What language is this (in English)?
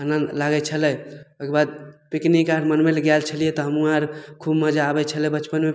Maithili